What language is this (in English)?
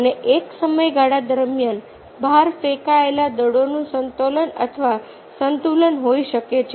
Gujarati